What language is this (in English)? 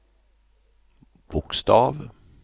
Swedish